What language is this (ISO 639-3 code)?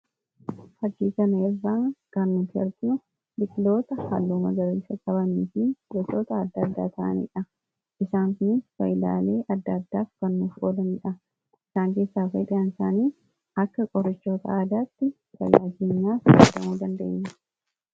orm